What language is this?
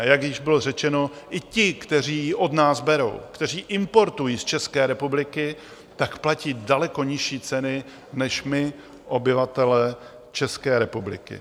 Czech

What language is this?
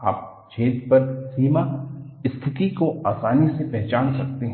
Hindi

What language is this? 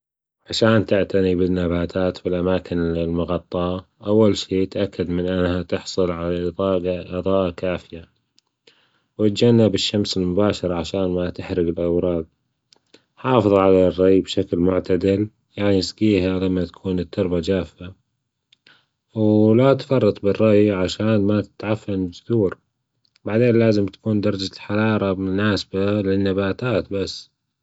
Gulf Arabic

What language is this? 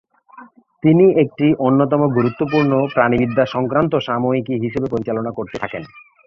Bangla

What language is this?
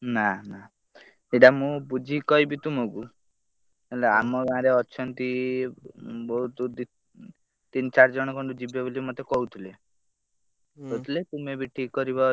Odia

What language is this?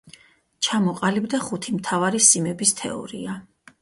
Georgian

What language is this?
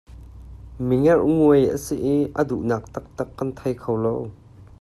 Hakha Chin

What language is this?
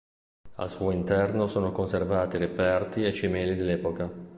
Italian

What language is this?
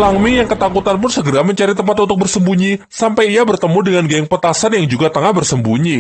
Indonesian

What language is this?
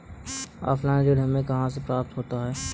Hindi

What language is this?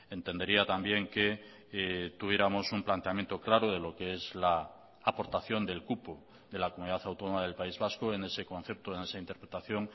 Spanish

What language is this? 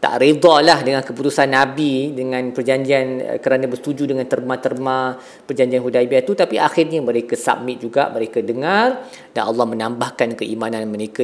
Malay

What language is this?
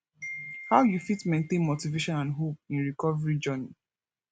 Nigerian Pidgin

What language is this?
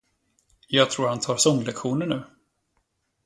Swedish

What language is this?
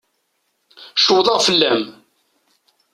Kabyle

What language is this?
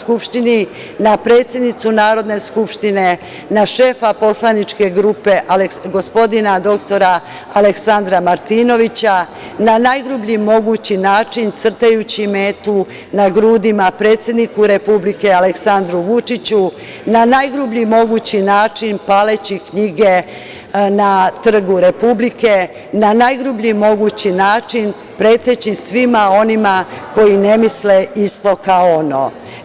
Serbian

